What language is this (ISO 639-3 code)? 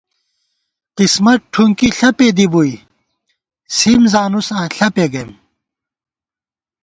gwt